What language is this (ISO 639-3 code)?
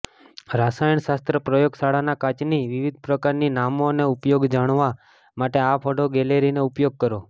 guj